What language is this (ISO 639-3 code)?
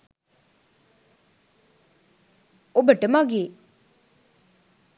sin